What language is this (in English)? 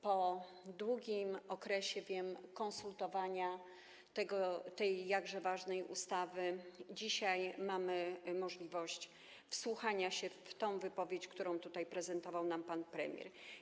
Polish